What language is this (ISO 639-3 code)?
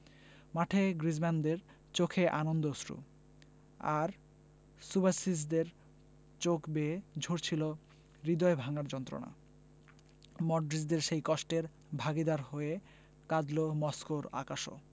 ben